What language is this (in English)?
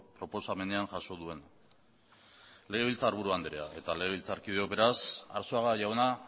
Basque